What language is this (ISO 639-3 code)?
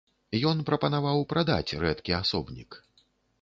bel